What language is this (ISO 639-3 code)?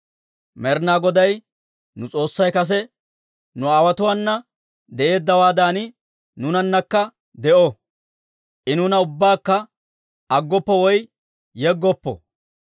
dwr